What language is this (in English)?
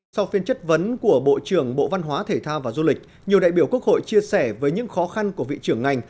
Vietnamese